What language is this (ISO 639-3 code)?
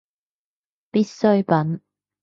yue